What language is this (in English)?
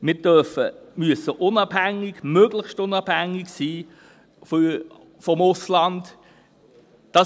Swiss German